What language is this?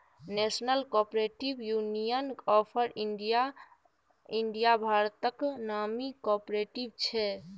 Maithili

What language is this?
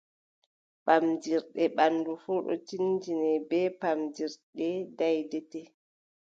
Adamawa Fulfulde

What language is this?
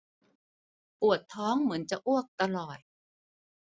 Thai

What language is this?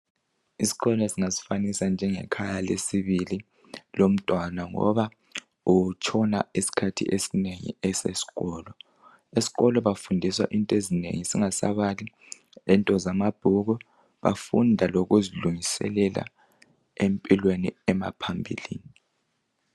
North Ndebele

